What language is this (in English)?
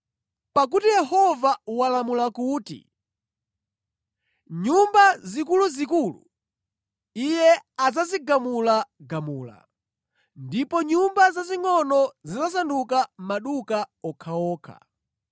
Nyanja